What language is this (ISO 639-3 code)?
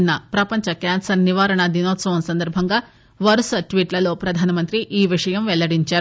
tel